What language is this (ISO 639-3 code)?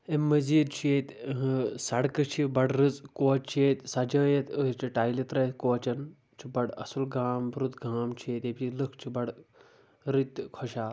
kas